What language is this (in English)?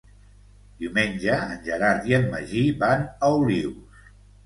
Catalan